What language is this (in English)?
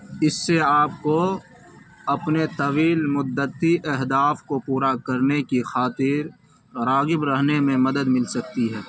Urdu